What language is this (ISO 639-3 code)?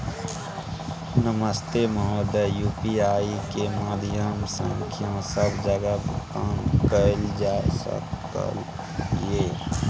mai